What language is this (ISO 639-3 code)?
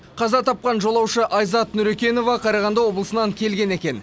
kaz